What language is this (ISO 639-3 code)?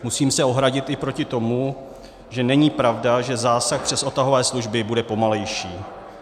ces